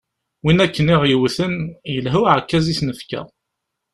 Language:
Kabyle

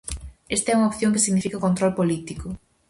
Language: Galician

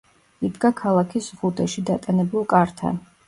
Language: Georgian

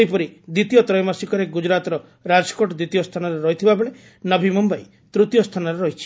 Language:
Odia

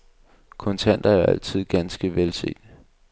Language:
Danish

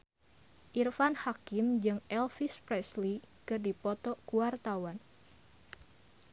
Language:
Sundanese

